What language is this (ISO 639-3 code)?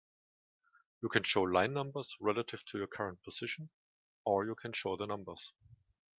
eng